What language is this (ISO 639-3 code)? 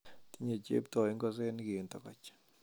kln